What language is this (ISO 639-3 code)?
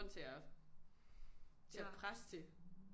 dan